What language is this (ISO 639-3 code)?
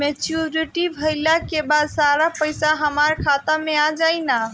bho